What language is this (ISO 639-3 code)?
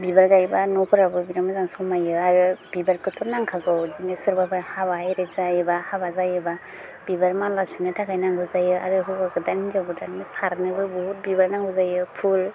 brx